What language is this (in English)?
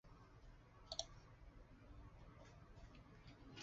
Chinese